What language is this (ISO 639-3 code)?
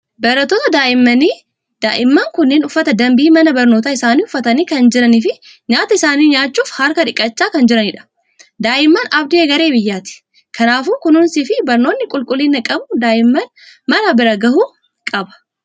orm